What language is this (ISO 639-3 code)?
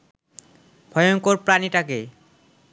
ben